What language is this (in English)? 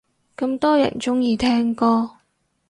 Cantonese